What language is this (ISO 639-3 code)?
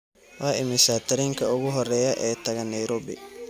som